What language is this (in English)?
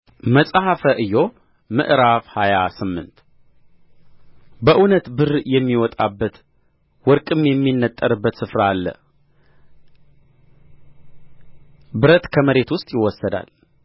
Amharic